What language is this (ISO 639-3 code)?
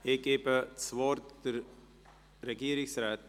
gsw